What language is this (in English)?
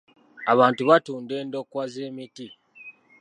Ganda